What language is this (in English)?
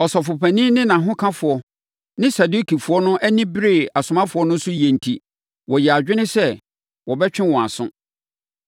Akan